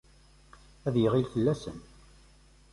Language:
Kabyle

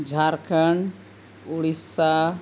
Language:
Santali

